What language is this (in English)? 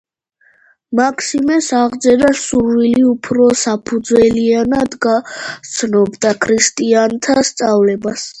Georgian